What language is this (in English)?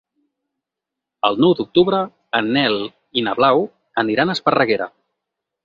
Catalan